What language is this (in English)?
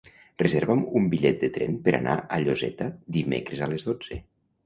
Catalan